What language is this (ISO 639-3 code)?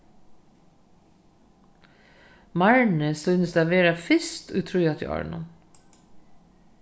fao